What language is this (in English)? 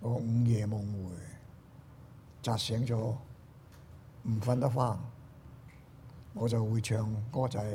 Chinese